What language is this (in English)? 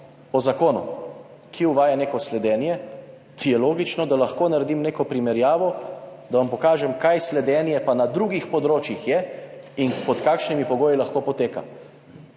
Slovenian